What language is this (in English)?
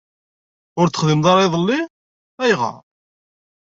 Kabyle